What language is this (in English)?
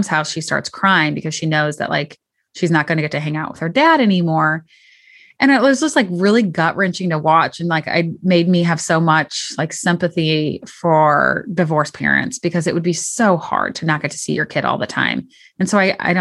English